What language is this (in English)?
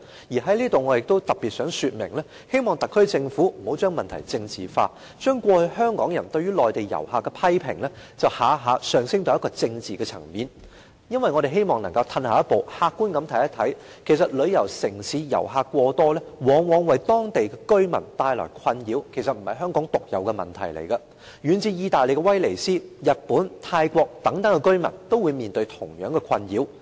Cantonese